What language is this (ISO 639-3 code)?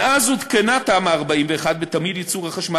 heb